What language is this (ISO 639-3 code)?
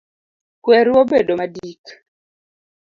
luo